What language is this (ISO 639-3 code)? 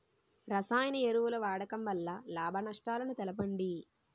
tel